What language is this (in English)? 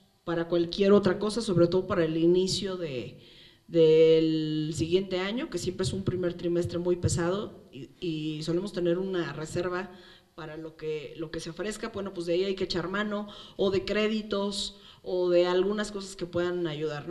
Spanish